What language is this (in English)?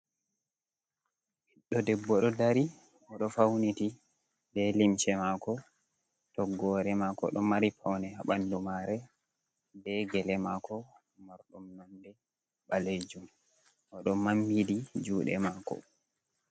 Fula